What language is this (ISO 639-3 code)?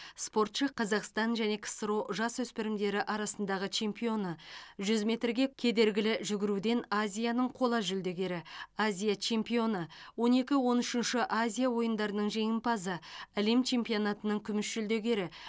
kaz